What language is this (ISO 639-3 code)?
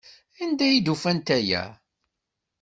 kab